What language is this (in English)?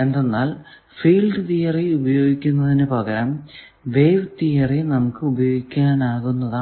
Malayalam